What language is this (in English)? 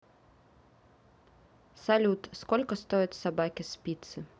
Russian